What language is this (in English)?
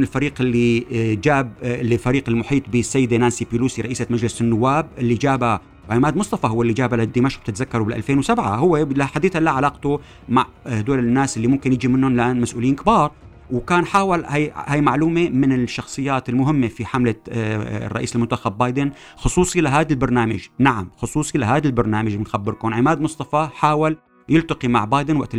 Arabic